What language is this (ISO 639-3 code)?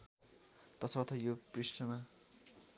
nep